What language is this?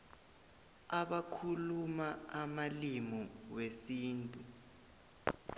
South Ndebele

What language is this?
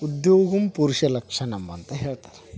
Kannada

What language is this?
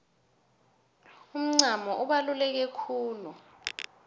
South Ndebele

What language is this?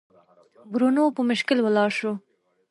Pashto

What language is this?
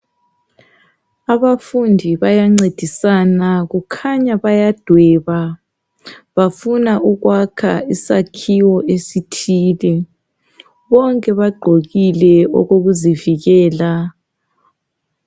North Ndebele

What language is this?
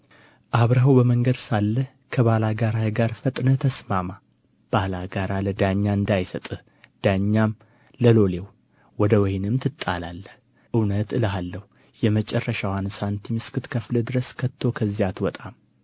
Amharic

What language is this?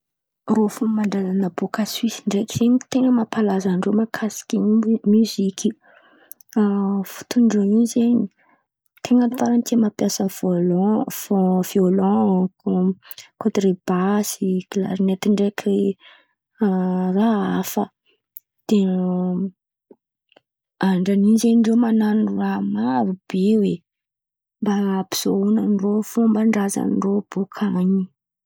Antankarana Malagasy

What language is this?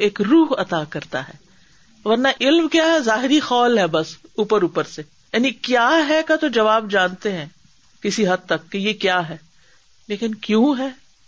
Urdu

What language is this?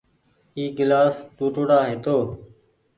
Goaria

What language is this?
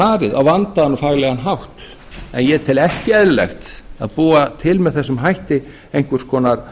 Icelandic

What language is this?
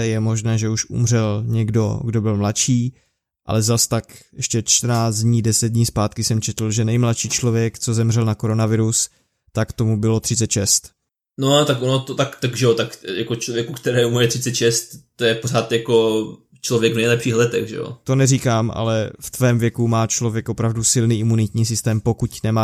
Czech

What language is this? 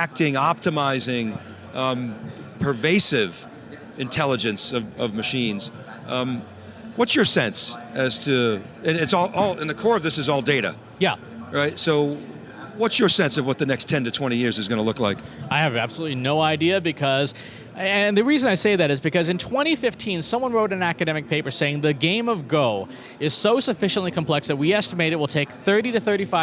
English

